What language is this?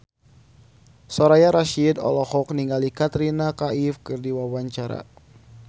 Sundanese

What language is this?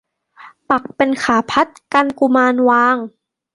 Thai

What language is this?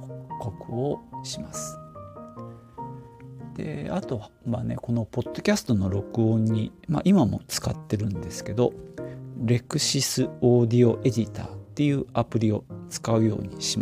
Japanese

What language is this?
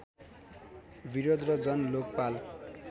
Nepali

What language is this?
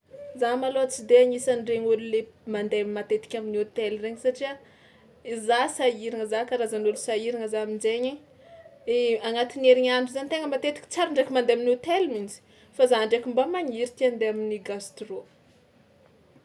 Tsimihety Malagasy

